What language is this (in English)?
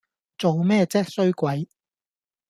Cantonese